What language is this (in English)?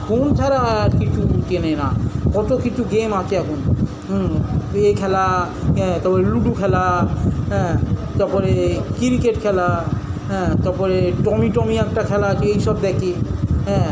Bangla